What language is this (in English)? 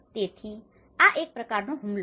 Gujarati